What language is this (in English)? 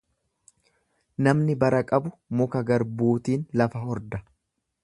Oromo